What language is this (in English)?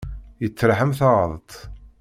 Kabyle